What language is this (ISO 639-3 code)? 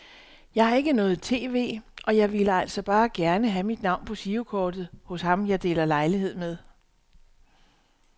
dan